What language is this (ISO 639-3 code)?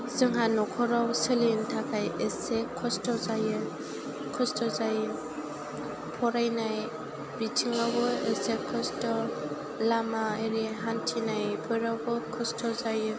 brx